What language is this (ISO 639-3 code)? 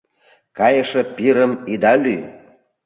chm